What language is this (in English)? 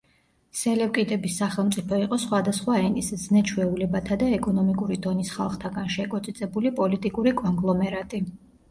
Georgian